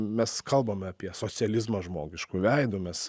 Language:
Lithuanian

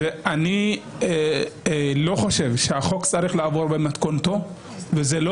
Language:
Hebrew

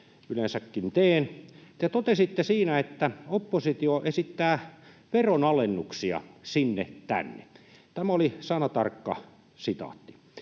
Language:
Finnish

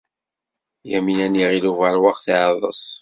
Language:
Kabyle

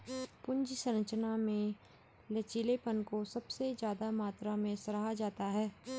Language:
Hindi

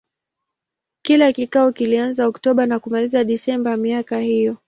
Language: Swahili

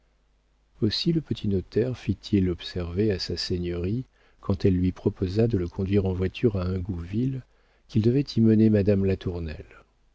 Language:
French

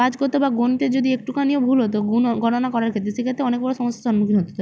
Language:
Bangla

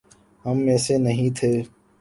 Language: Urdu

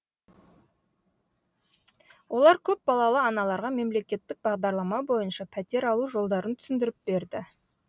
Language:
Kazakh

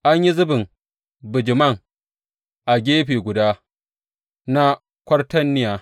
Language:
Hausa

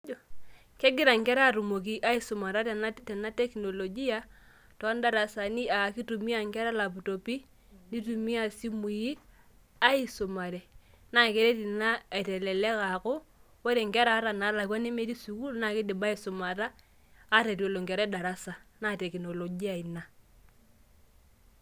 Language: Masai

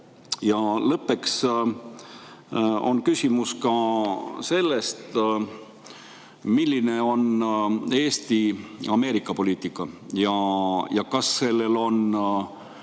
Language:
Estonian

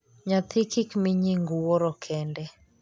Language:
Luo (Kenya and Tanzania)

